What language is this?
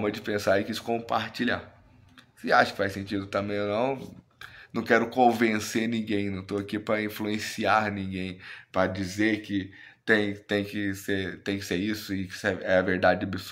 Portuguese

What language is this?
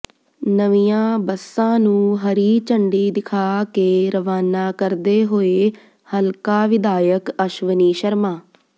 Punjabi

